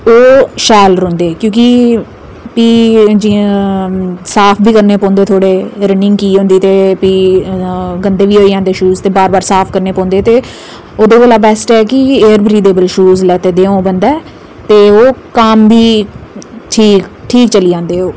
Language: Dogri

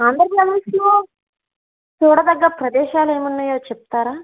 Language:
Telugu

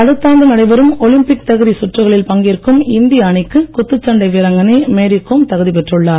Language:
Tamil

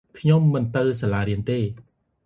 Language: Khmer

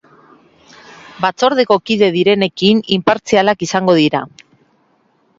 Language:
Basque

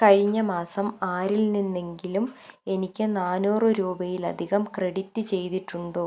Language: Malayalam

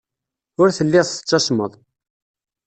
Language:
Kabyle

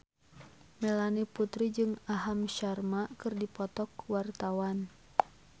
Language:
Sundanese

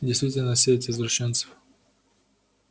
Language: Russian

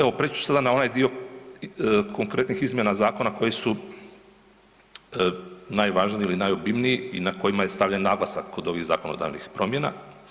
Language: Croatian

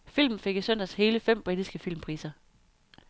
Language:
Danish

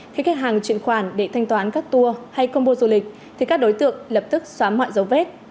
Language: Vietnamese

